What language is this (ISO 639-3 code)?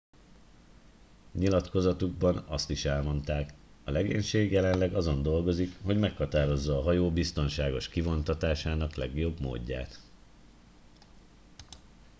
hun